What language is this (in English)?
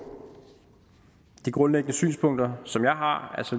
Danish